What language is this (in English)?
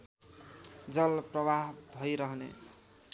Nepali